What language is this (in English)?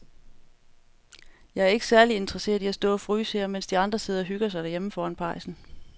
Danish